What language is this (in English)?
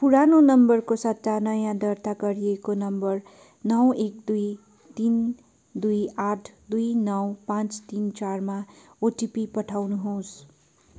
Nepali